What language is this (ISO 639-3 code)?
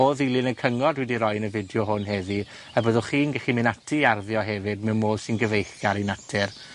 cym